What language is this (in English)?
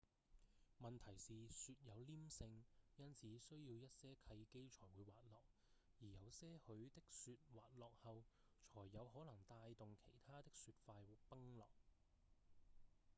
Cantonese